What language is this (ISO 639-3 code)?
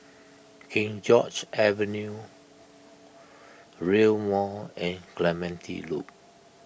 eng